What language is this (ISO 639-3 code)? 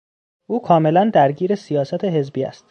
fas